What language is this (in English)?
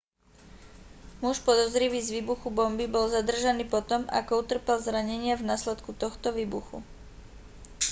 Slovak